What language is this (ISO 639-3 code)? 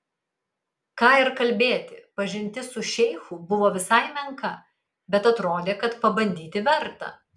lit